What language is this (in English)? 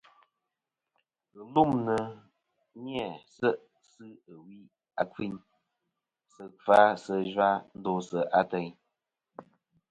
Kom